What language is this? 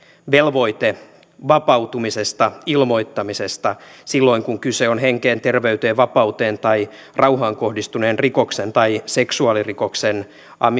Finnish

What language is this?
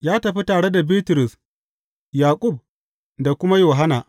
Hausa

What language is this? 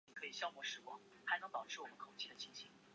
Chinese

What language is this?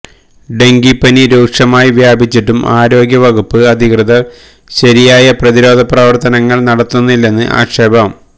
Malayalam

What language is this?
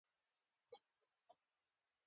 Pashto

